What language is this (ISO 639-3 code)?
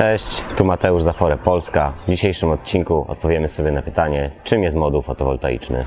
pol